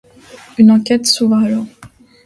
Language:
French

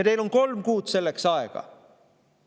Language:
Estonian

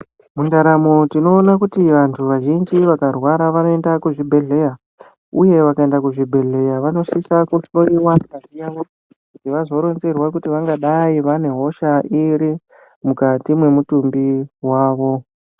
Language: Ndau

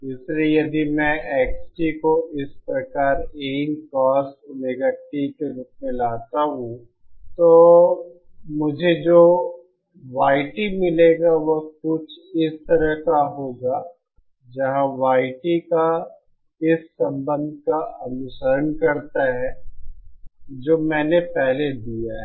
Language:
Hindi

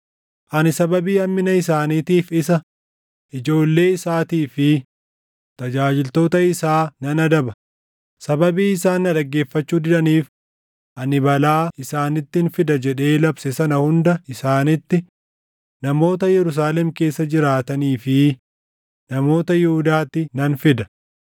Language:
Oromo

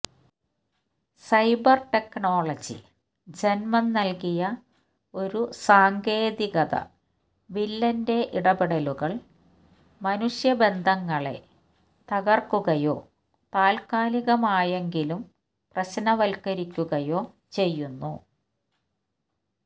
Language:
Malayalam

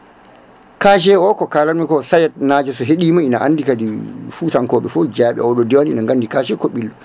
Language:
Fula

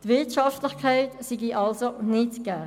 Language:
Swiss German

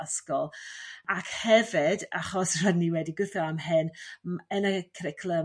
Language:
Welsh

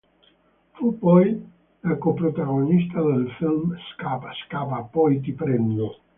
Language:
Italian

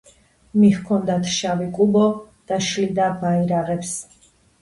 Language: Georgian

